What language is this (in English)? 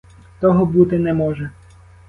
Ukrainian